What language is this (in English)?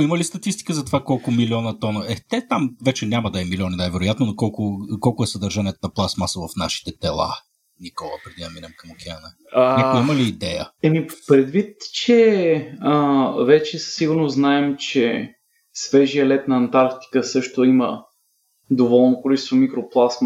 Bulgarian